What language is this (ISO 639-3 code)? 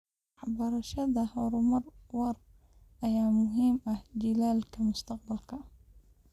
som